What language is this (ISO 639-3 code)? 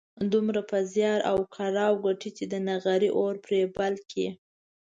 pus